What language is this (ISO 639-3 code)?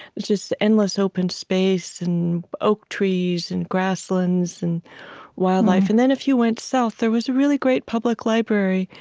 eng